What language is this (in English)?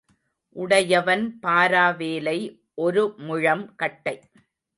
Tamil